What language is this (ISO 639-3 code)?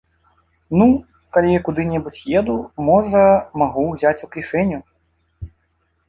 bel